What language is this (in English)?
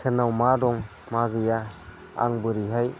Bodo